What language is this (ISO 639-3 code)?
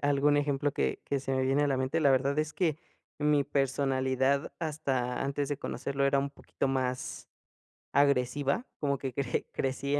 spa